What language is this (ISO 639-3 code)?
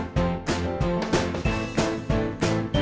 tha